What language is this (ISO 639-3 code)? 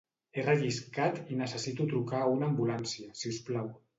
cat